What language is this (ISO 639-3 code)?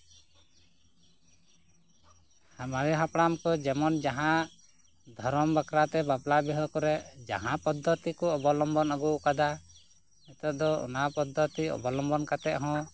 sat